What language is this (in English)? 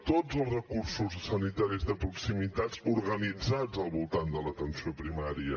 Catalan